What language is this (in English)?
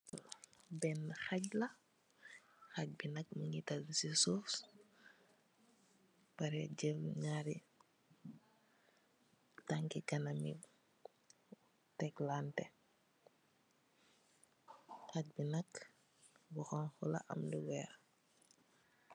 Wolof